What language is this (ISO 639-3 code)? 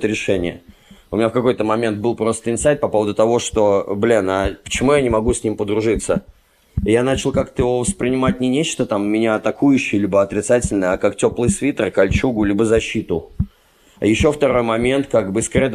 rus